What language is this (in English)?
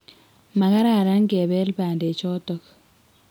Kalenjin